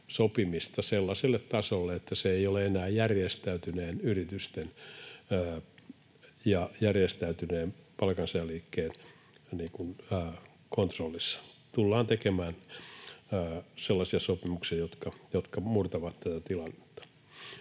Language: Finnish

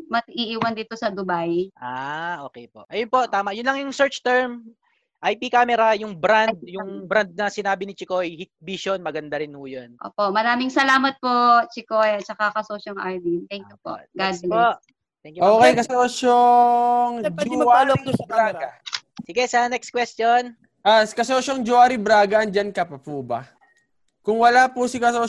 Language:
Filipino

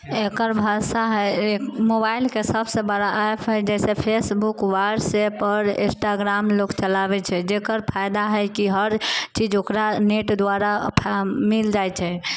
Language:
Maithili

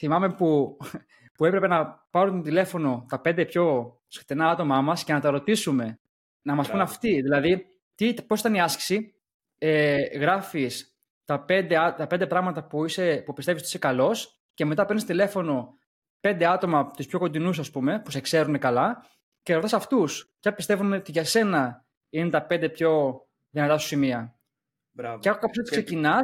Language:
Greek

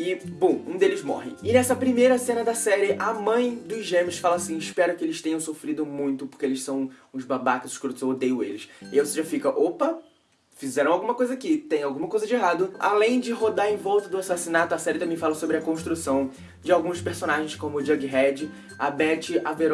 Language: Portuguese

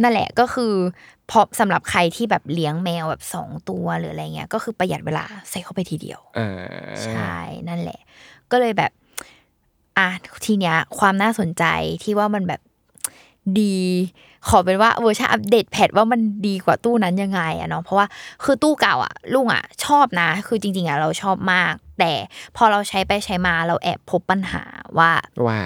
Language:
Thai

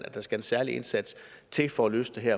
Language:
Danish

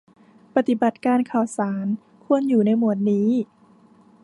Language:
Thai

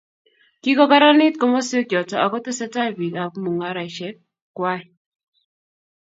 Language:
Kalenjin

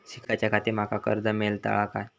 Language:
Marathi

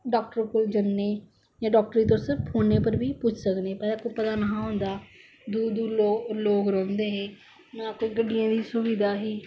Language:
Dogri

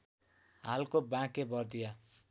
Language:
Nepali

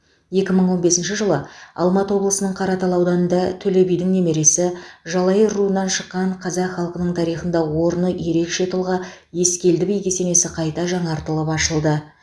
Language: Kazakh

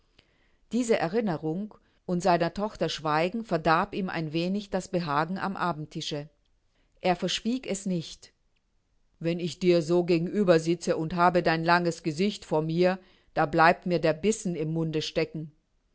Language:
German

